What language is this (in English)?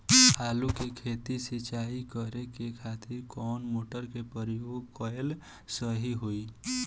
Bhojpuri